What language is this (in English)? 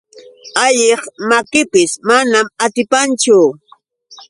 Yauyos Quechua